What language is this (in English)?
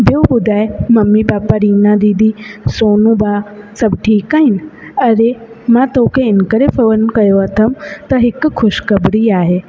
Sindhi